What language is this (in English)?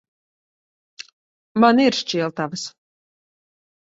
Latvian